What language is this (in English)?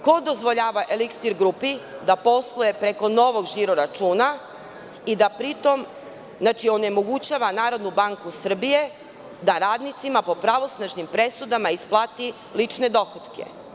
Serbian